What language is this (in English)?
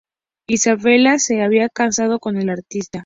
Spanish